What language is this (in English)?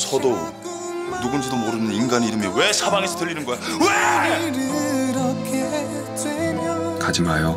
Korean